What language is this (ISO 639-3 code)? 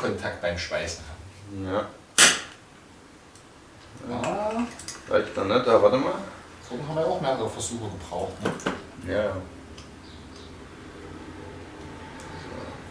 deu